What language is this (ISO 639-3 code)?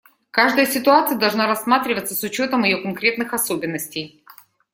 rus